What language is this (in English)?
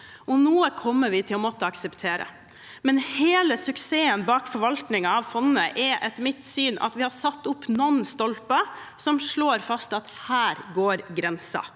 Norwegian